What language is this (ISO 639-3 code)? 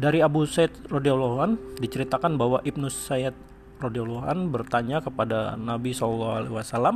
ind